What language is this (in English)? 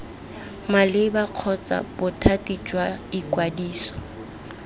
Tswana